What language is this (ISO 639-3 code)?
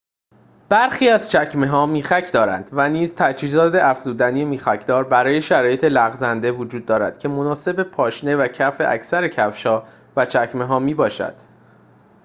fas